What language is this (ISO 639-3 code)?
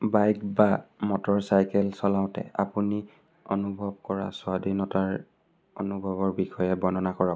asm